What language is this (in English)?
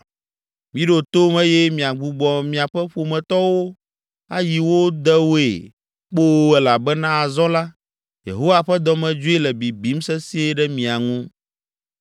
Ewe